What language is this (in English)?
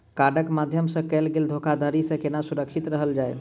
Maithili